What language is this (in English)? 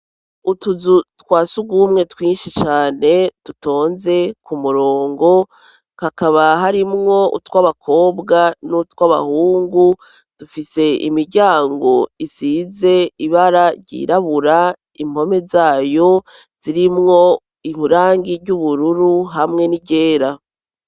Rundi